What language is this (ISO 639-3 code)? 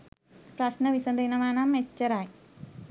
sin